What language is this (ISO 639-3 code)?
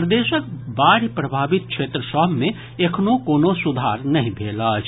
mai